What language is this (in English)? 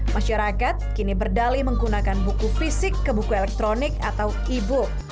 Indonesian